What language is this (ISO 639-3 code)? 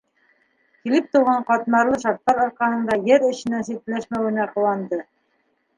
bak